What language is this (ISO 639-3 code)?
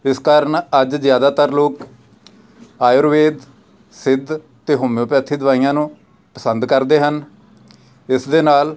pan